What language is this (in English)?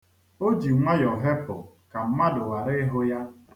Igbo